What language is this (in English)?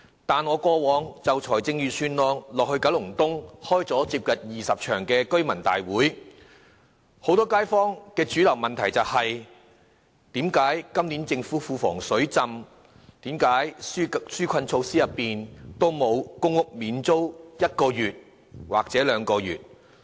Cantonese